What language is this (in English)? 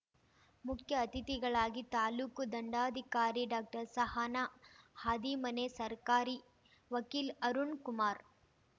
Kannada